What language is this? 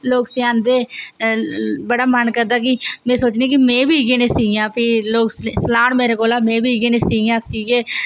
Dogri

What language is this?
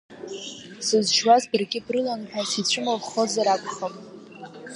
Abkhazian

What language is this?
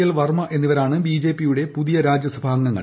Malayalam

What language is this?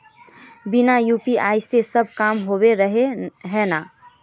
Magahi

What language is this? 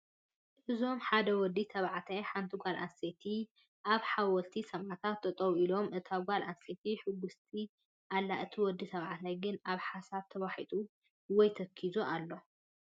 Tigrinya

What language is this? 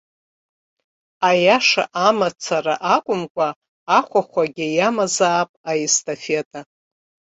Abkhazian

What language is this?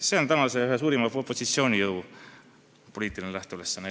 Estonian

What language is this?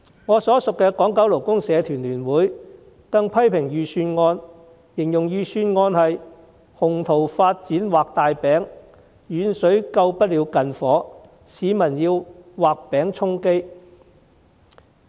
Cantonese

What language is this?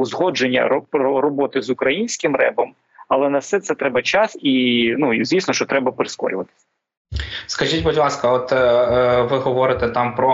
Ukrainian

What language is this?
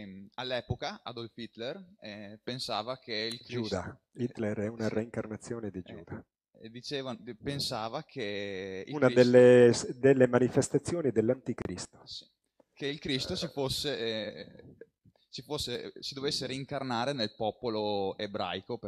Italian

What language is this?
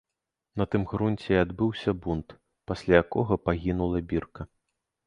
Belarusian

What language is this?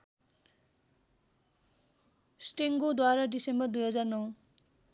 Nepali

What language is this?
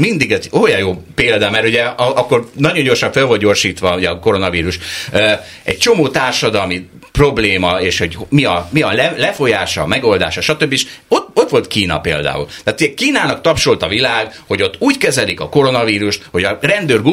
Hungarian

